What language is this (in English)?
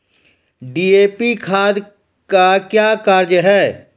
Maithili